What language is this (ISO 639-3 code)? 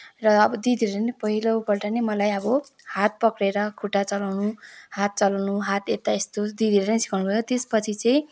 nep